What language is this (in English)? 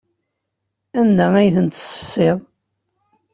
Kabyle